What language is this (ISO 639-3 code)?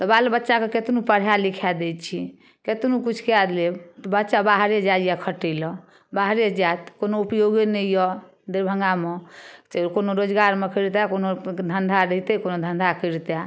mai